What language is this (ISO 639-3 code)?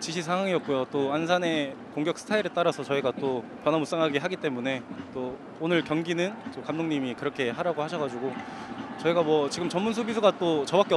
kor